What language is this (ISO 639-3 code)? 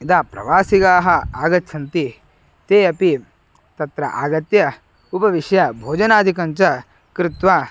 san